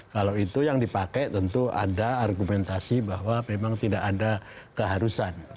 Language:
Indonesian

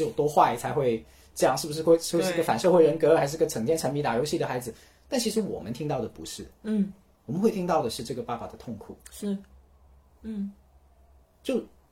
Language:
Chinese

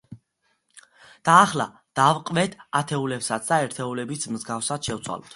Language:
Georgian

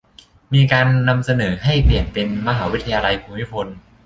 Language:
Thai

